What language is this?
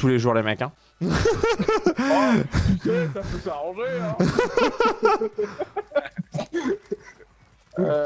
French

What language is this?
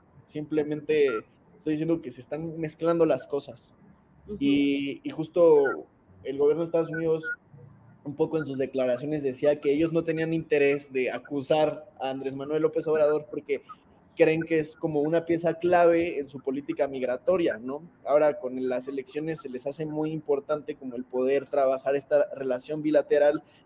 Spanish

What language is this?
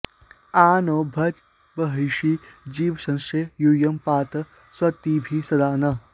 Sanskrit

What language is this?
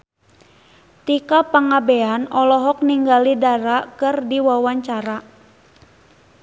Sundanese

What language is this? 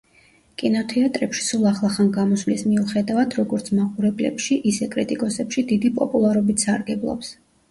Georgian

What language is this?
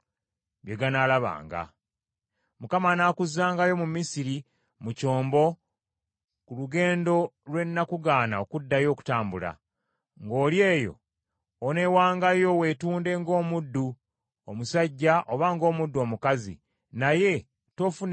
Ganda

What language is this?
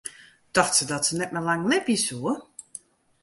Western Frisian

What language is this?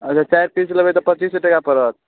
Maithili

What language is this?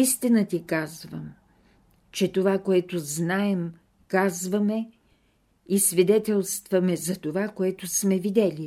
Bulgarian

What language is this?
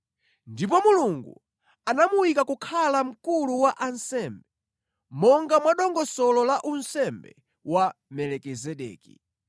Nyanja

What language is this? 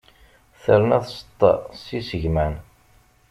Kabyle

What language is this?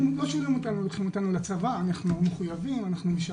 Hebrew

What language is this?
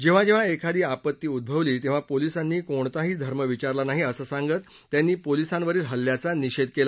Marathi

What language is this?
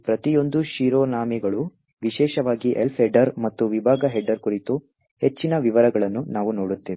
Kannada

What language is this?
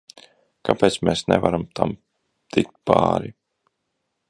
Latvian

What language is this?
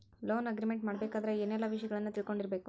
Kannada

